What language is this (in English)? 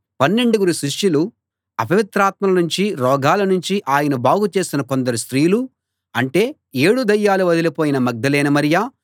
Telugu